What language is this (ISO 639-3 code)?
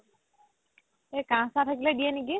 asm